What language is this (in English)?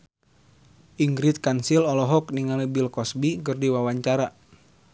Sundanese